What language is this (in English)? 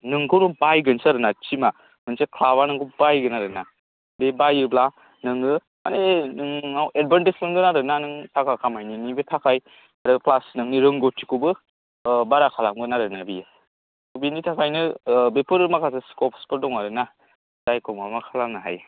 Bodo